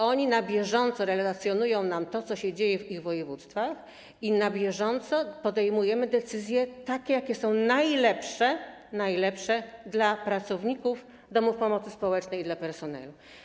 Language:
Polish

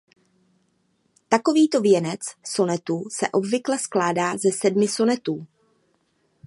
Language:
Czech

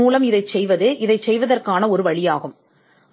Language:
Tamil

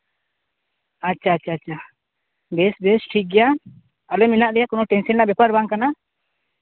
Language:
Santali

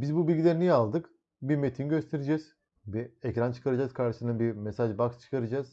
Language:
Turkish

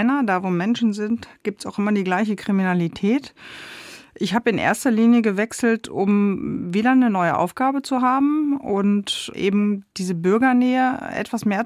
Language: German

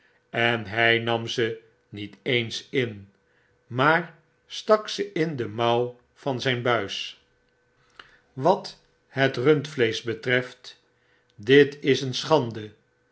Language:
Dutch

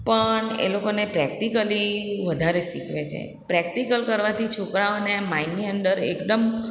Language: Gujarati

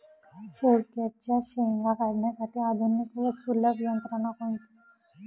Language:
Marathi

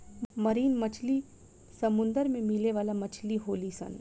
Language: Bhojpuri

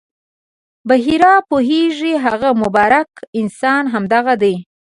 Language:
Pashto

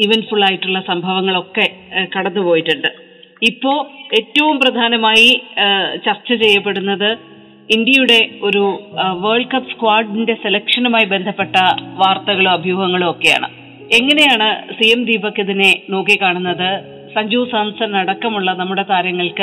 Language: Malayalam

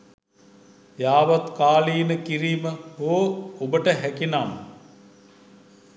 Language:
Sinhala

